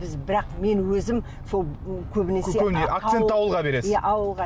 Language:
Kazakh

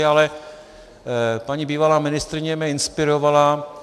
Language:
Czech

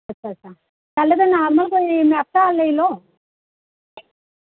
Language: Dogri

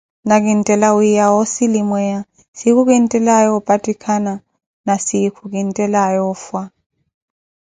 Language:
Koti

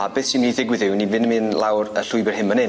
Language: Welsh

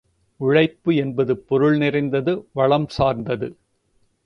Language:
Tamil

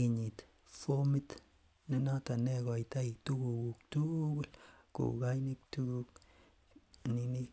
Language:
Kalenjin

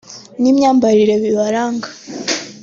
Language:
Kinyarwanda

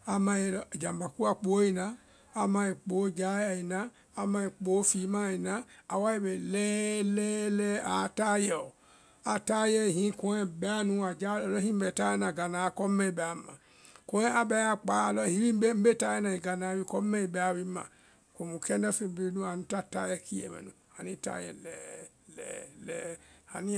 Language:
Vai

